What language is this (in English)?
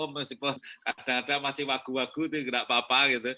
Indonesian